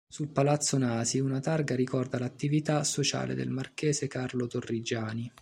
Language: Italian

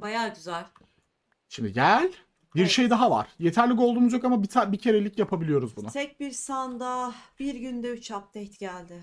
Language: Turkish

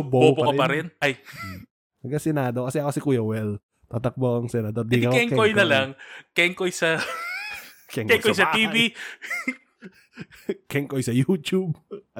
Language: Filipino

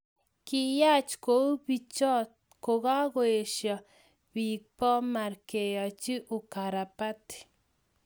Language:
Kalenjin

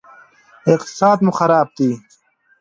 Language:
Pashto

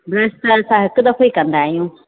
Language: Sindhi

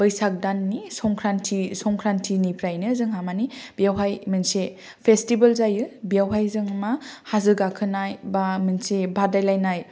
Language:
Bodo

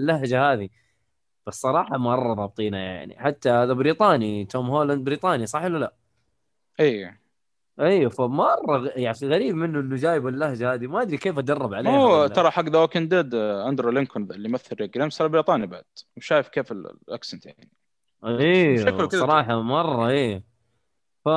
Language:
Arabic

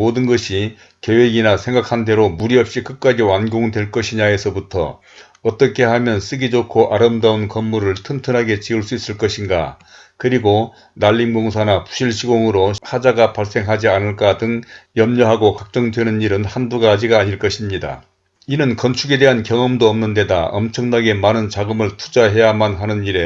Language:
Korean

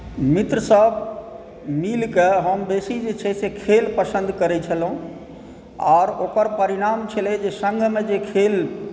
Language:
Maithili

